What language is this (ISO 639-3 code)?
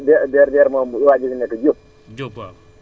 wol